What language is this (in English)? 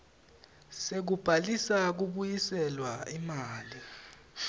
Swati